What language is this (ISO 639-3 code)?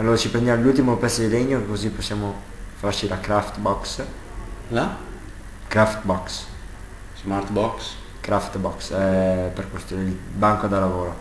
ita